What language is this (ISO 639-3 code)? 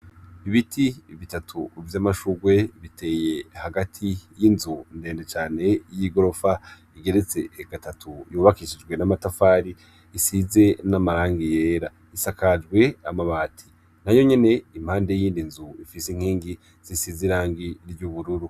run